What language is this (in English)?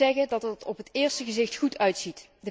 Dutch